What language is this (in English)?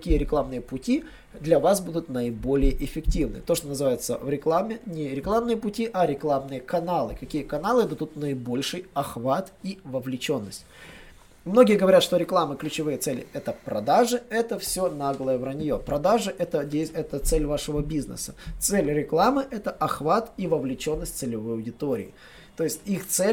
Russian